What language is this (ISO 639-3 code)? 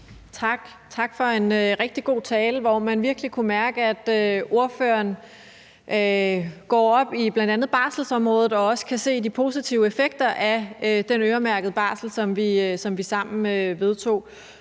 dan